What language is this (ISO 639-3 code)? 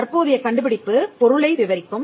tam